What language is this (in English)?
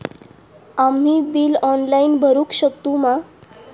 Marathi